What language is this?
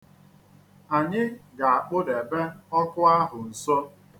Igbo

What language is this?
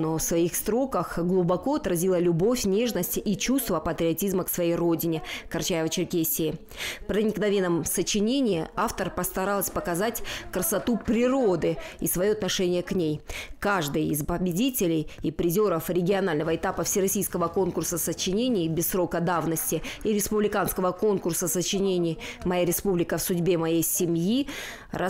Russian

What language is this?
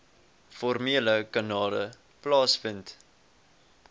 Afrikaans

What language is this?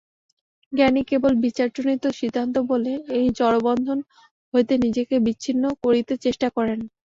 Bangla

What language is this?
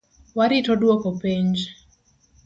Luo (Kenya and Tanzania)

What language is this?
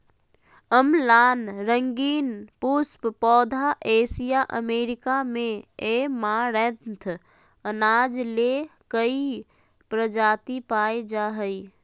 Magahi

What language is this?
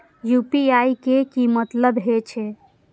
Maithili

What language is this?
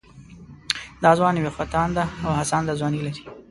Pashto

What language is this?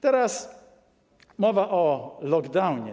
Polish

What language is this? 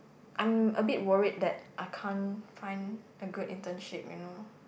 English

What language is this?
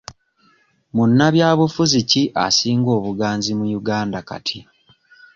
Ganda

